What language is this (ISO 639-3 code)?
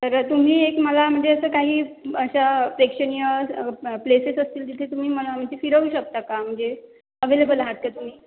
mar